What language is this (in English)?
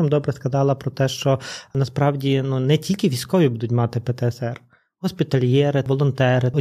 Ukrainian